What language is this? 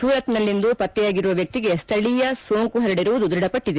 Kannada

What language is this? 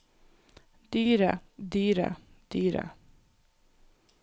Norwegian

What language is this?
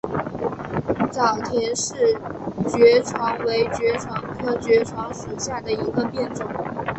Chinese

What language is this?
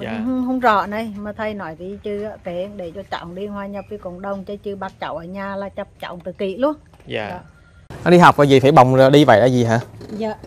Vietnamese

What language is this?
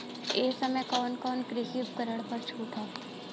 Bhojpuri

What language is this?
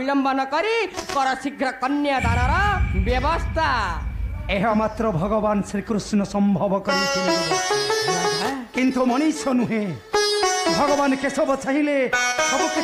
Korean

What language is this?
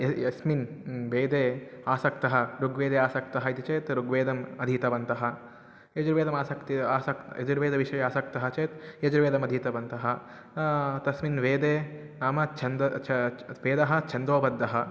Sanskrit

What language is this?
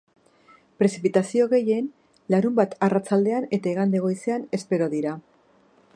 Basque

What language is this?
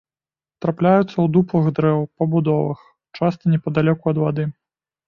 Belarusian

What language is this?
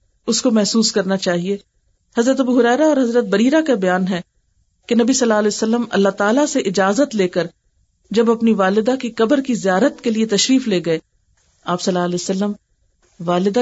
Urdu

